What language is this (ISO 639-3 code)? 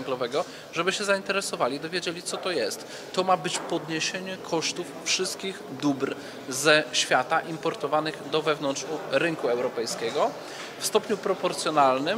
pol